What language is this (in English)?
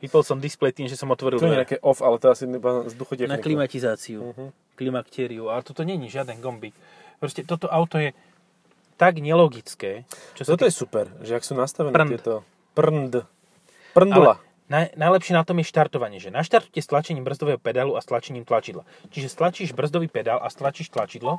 Slovak